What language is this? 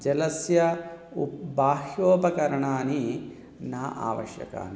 Sanskrit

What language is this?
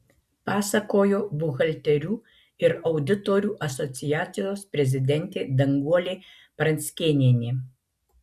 Lithuanian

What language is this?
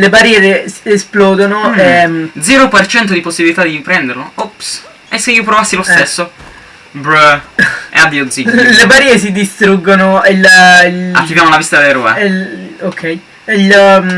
Italian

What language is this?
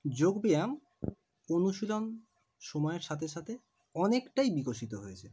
Bangla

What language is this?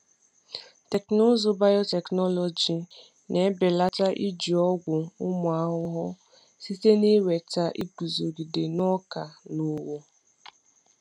Igbo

